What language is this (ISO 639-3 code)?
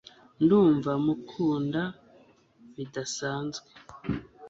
kin